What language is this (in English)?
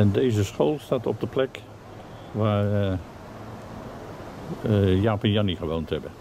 Dutch